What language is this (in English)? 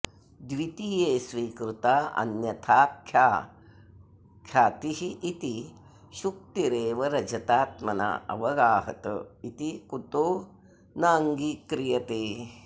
Sanskrit